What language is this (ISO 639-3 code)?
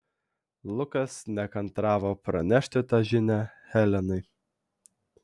lit